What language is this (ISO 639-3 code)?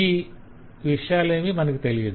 tel